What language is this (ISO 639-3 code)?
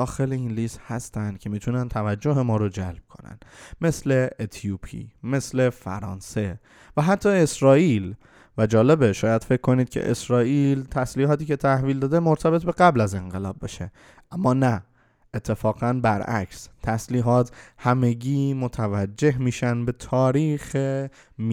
fas